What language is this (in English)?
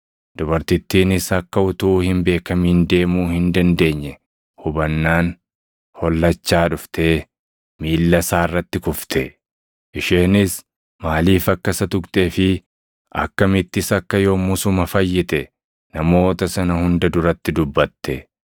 Oromo